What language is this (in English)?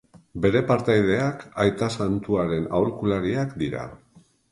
Basque